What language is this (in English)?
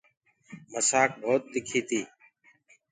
Gurgula